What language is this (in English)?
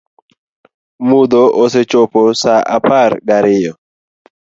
Luo (Kenya and Tanzania)